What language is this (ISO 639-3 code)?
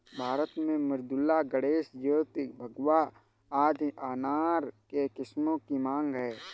hin